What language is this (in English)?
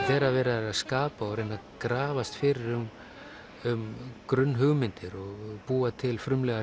Icelandic